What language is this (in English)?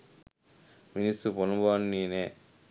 Sinhala